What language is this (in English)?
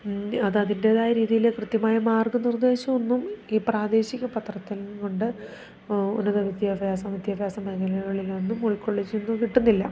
Malayalam